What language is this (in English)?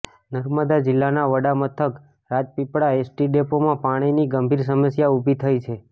Gujarati